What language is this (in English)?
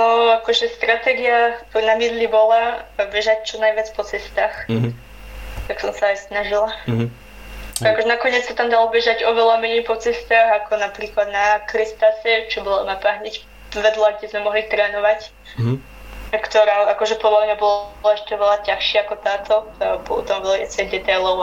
Slovak